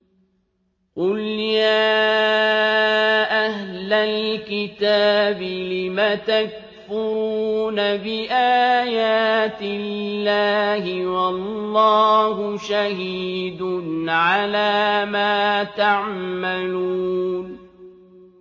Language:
Arabic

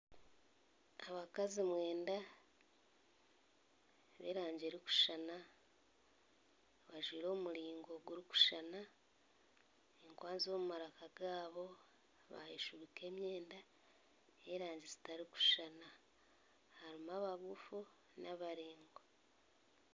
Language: Nyankole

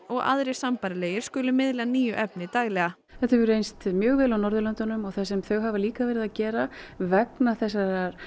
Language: Icelandic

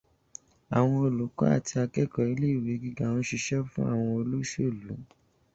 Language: Yoruba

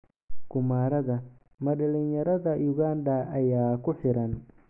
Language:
Somali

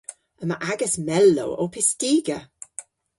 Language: Cornish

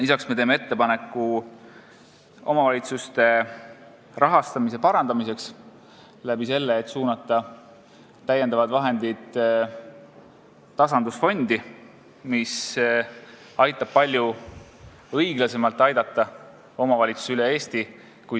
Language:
Estonian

